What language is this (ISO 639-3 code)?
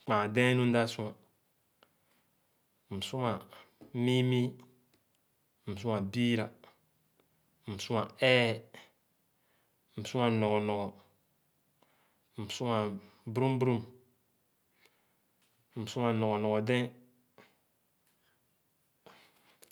ogo